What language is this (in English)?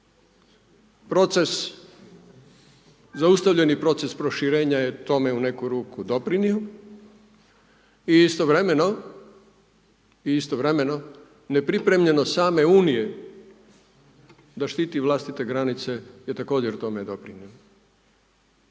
Croatian